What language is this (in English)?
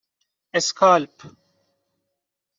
Persian